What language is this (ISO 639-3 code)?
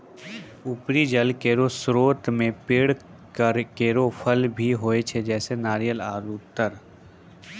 mai